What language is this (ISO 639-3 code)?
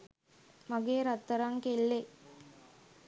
sin